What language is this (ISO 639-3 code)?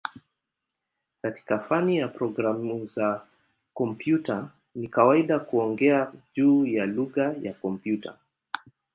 swa